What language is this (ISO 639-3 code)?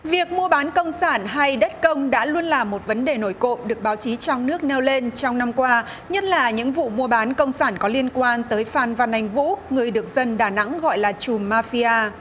vie